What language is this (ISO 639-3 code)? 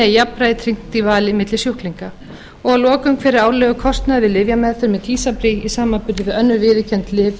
isl